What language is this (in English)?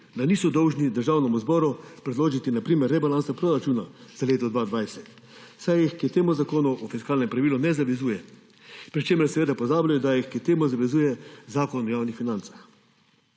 Slovenian